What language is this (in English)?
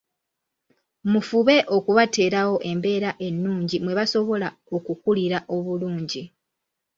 Ganda